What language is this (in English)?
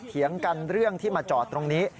Thai